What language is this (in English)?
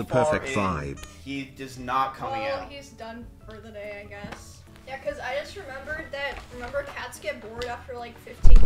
English